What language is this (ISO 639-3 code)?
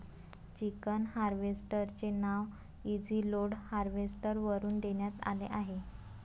mar